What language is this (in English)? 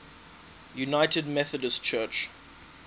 English